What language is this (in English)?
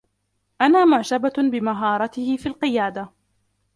Arabic